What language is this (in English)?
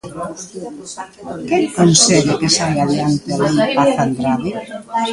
Galician